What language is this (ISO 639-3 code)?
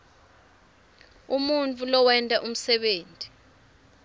ssw